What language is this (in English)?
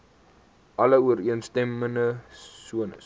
Afrikaans